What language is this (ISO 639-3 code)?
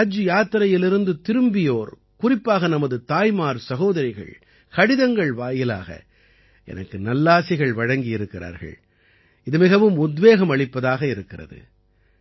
tam